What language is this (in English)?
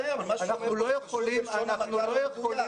Hebrew